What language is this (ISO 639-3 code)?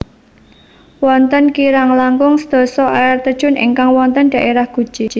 jav